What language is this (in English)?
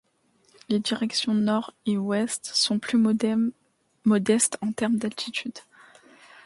French